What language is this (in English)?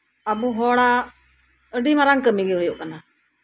Santali